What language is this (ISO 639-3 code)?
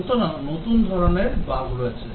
ben